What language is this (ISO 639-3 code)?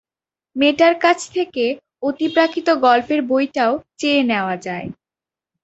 ben